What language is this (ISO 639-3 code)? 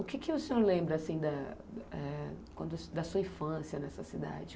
por